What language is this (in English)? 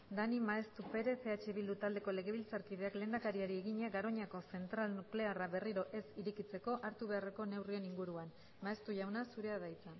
Basque